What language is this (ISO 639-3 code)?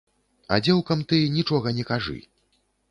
bel